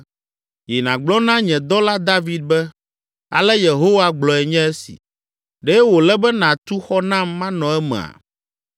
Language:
Ewe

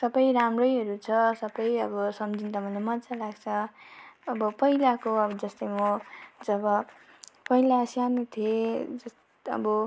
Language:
Nepali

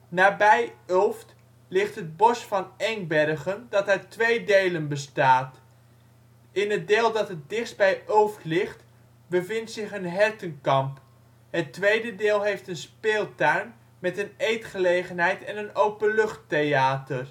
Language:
Dutch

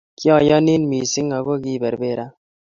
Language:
Kalenjin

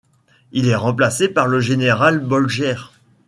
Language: French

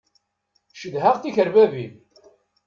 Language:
Kabyle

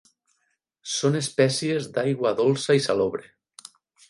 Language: Catalan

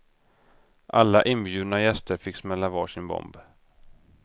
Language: Swedish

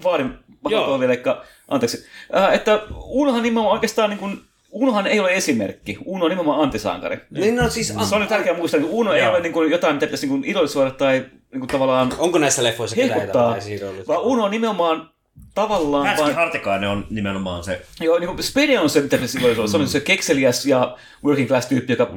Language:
Finnish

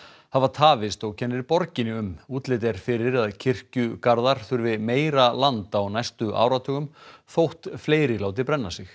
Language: Icelandic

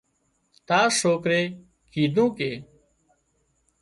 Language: Wadiyara Koli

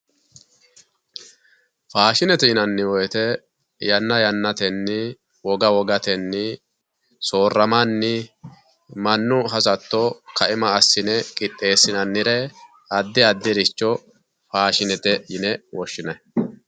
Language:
Sidamo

